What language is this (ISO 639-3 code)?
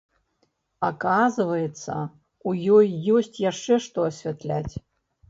bel